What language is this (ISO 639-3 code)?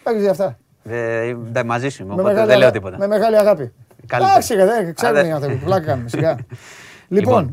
ell